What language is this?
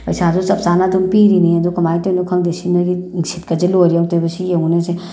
Manipuri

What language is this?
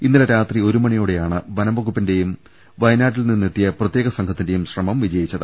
Malayalam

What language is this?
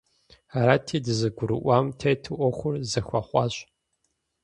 Kabardian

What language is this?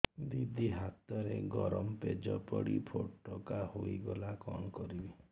Odia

